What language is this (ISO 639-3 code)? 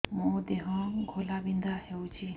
ori